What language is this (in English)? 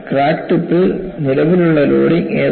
Malayalam